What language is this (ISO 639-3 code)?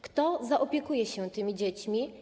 pol